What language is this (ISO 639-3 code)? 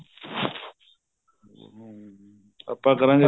pan